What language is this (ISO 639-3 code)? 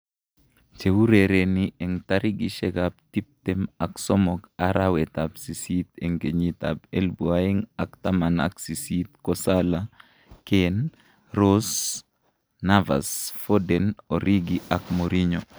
kln